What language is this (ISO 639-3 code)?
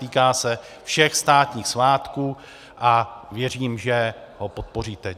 ces